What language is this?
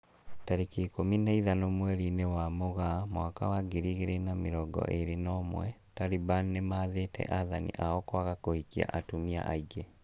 Kikuyu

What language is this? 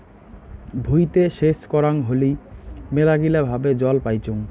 Bangla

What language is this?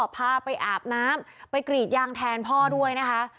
Thai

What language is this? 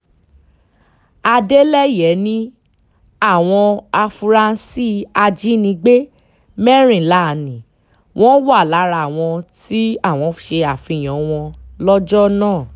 Yoruba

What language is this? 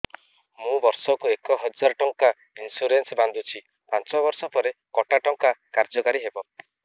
Odia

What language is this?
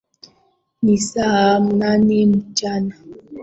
Swahili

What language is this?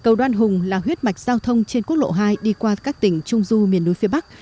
Vietnamese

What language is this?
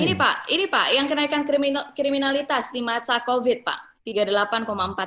Indonesian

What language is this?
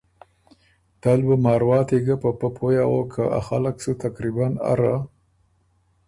Ormuri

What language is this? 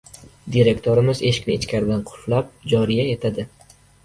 Uzbek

